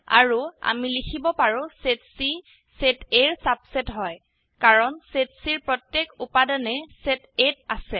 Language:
Assamese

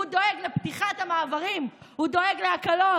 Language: Hebrew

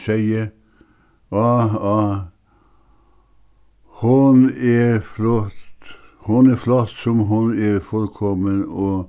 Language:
Faroese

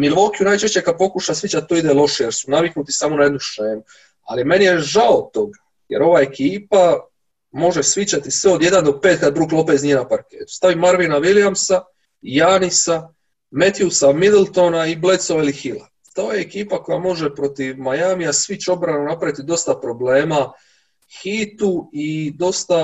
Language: Croatian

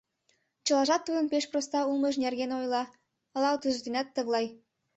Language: Mari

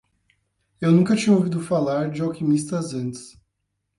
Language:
Portuguese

